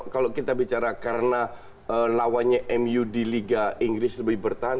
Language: Indonesian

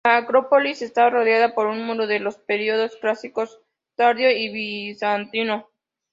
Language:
Spanish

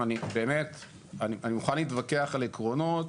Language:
Hebrew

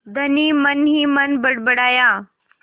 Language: Hindi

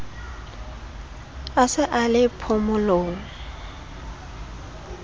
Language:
Southern Sotho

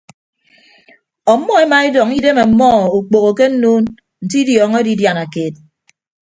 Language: Ibibio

